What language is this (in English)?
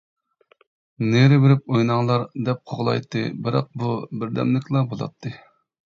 Uyghur